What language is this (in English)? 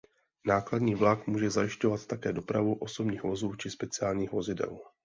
Czech